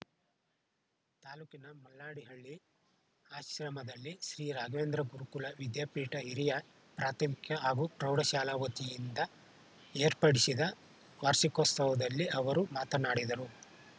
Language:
Kannada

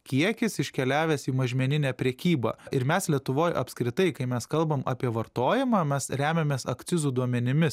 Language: Lithuanian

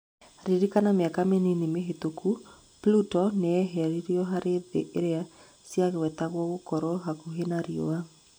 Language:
Kikuyu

